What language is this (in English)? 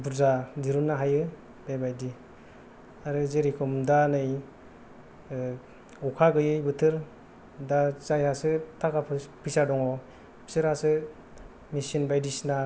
Bodo